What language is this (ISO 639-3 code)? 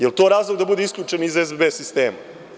srp